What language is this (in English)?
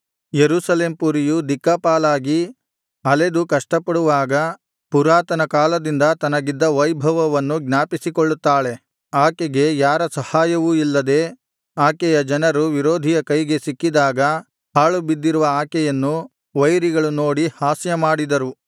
Kannada